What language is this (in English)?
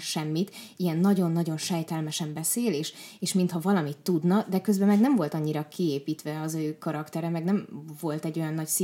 Hungarian